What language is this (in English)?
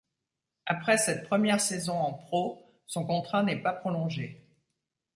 French